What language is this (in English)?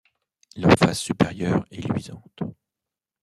French